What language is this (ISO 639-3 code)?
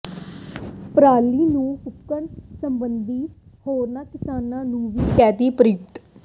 pan